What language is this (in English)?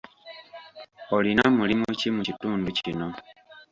Ganda